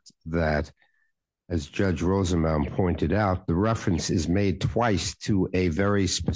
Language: English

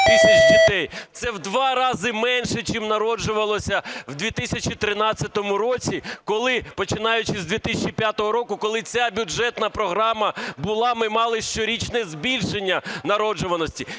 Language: Ukrainian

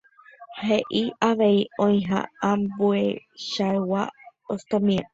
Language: Guarani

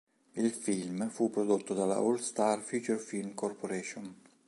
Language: Italian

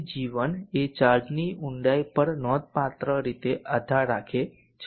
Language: Gujarati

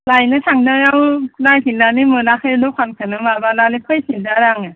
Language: Bodo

